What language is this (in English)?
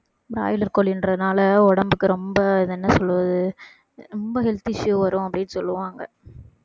Tamil